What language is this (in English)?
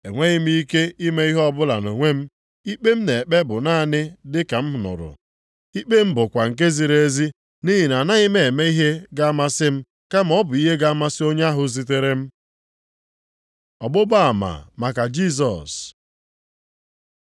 Igbo